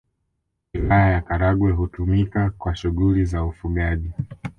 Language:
Swahili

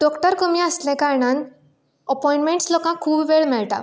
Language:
Konkani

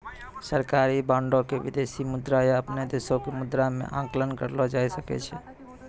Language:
Maithili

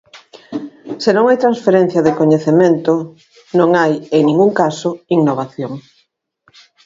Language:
Galician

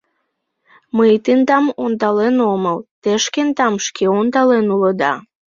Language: Mari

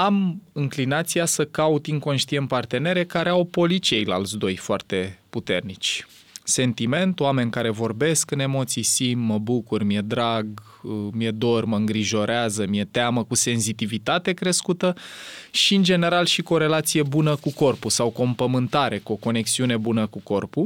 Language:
Romanian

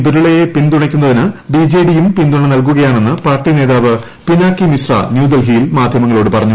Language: Malayalam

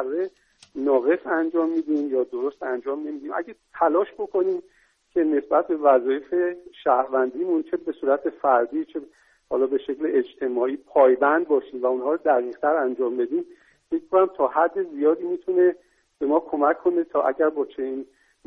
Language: Persian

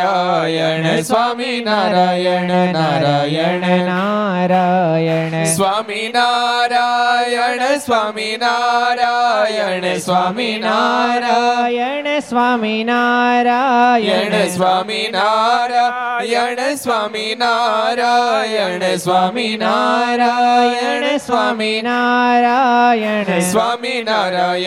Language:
Gujarati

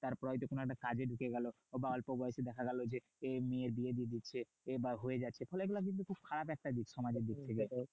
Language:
Bangla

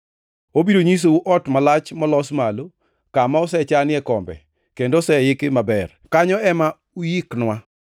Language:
Luo (Kenya and Tanzania)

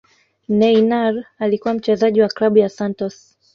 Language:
Swahili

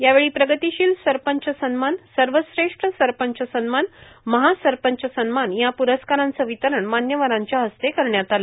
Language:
Marathi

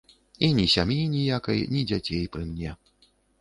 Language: Belarusian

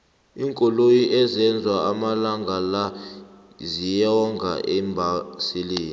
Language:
South Ndebele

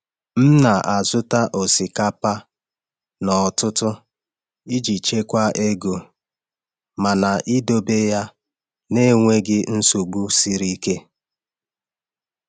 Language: Igbo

